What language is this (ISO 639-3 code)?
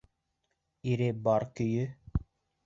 bak